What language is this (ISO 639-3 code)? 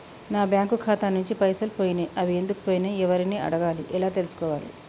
tel